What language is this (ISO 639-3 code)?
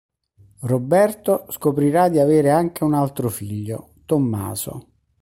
ita